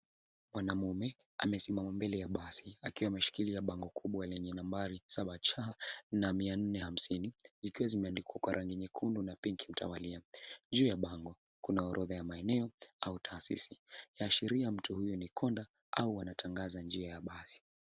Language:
Swahili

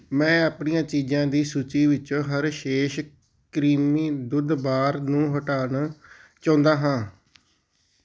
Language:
Punjabi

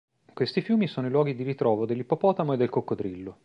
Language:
Italian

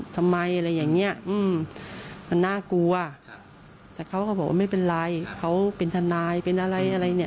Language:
Thai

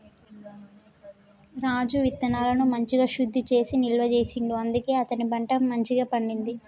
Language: Telugu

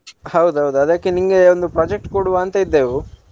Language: Kannada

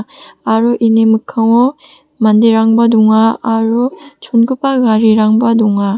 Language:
Garo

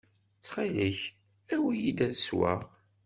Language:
Kabyle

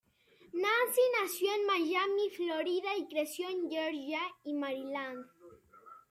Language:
Spanish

